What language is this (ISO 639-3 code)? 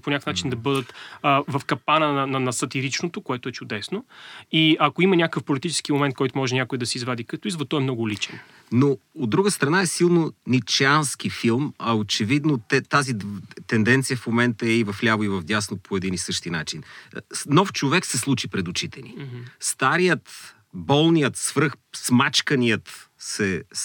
bul